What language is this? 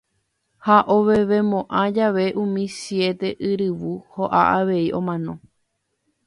Guarani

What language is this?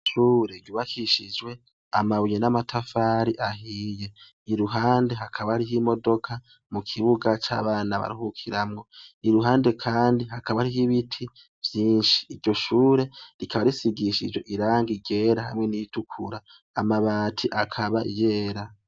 Rundi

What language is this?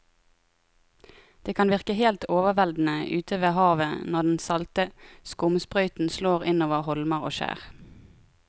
Norwegian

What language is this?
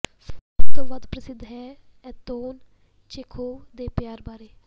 Punjabi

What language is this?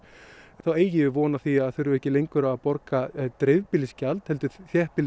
Icelandic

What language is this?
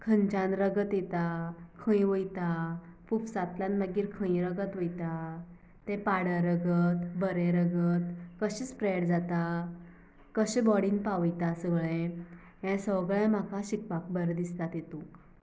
Konkani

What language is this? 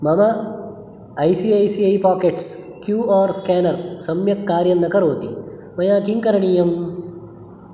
Sanskrit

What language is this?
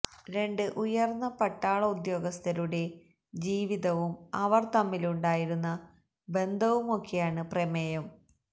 Malayalam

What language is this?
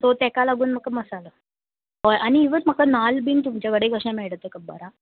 Konkani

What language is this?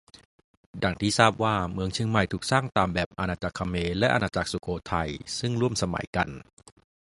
Thai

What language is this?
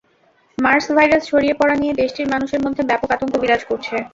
Bangla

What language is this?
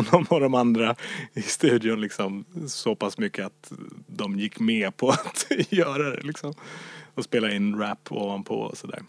Swedish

